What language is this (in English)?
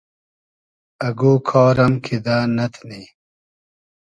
Hazaragi